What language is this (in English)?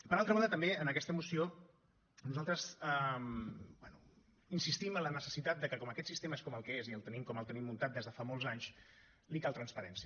Catalan